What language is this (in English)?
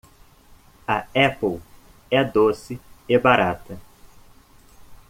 Portuguese